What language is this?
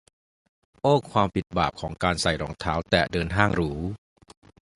Thai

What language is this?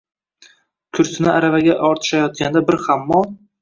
Uzbek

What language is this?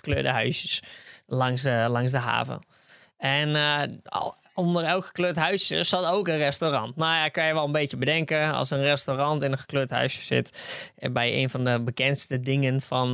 Dutch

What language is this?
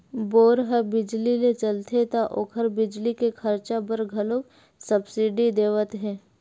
Chhattisgarhi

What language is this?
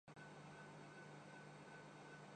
Urdu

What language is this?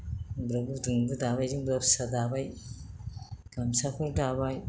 Bodo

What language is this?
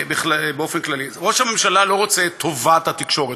Hebrew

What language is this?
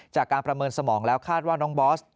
Thai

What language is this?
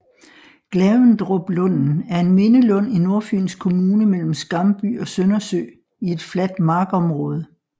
Danish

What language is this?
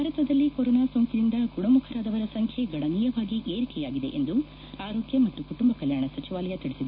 Kannada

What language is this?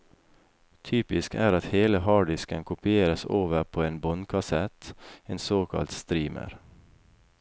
Norwegian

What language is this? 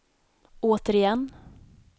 Swedish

